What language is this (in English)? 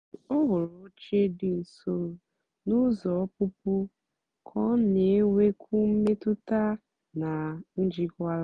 Igbo